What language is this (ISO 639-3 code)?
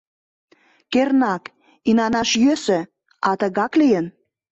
chm